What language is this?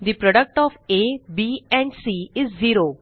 Marathi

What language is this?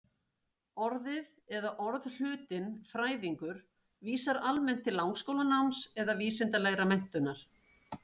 Icelandic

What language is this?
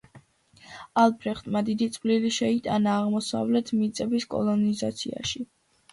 Georgian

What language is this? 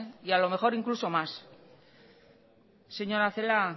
Spanish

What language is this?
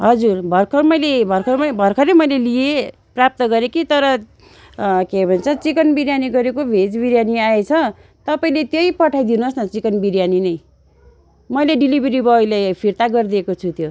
Nepali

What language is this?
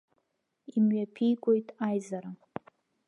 Abkhazian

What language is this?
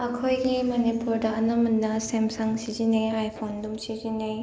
Manipuri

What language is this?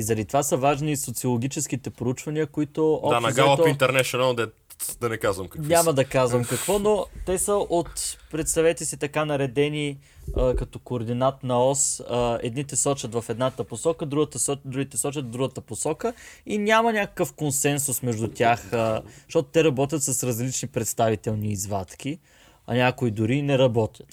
Bulgarian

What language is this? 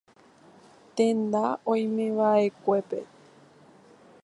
Guarani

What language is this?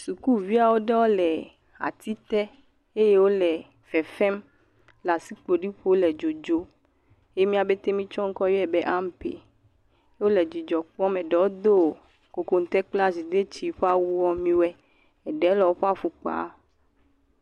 Ewe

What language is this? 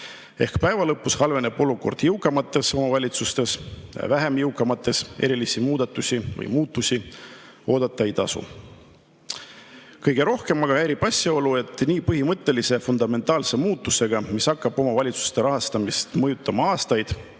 Estonian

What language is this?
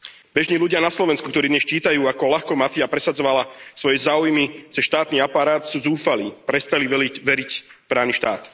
Slovak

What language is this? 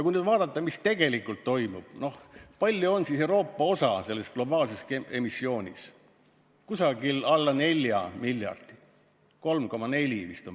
Estonian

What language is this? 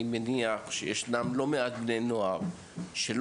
Hebrew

